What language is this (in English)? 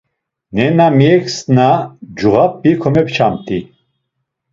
Laz